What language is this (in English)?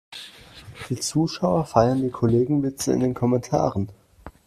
German